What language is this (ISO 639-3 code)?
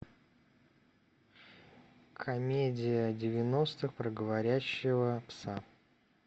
rus